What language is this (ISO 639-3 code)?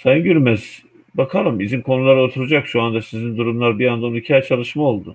tur